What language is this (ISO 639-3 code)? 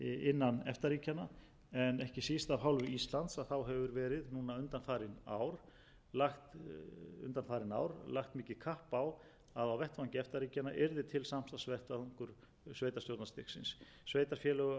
isl